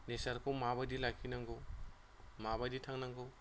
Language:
Bodo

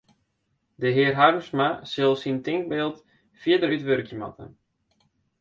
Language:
Western Frisian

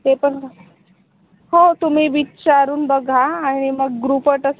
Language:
Marathi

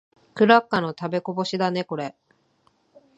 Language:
Japanese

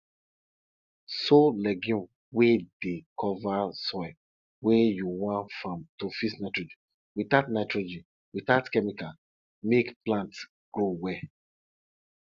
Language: Nigerian Pidgin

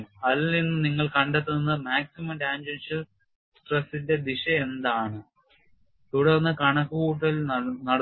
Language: Malayalam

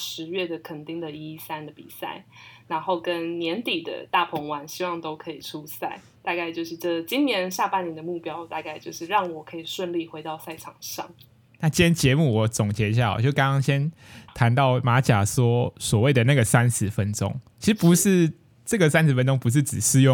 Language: Chinese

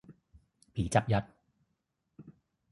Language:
Thai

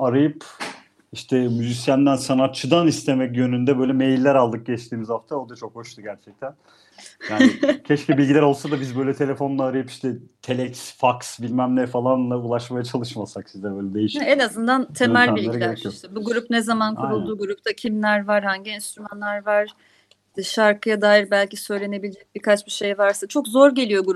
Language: Turkish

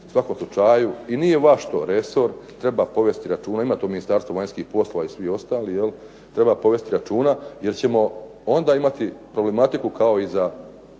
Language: Croatian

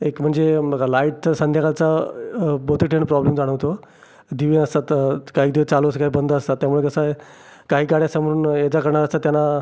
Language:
Marathi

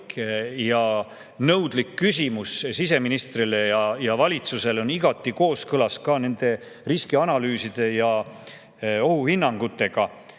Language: Estonian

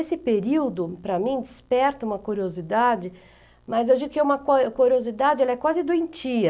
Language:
Portuguese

